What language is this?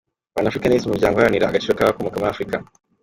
Kinyarwanda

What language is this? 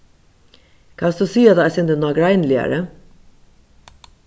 Faroese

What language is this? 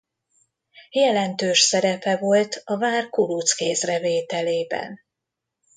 Hungarian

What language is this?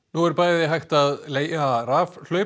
Icelandic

